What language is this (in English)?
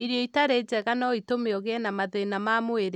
Kikuyu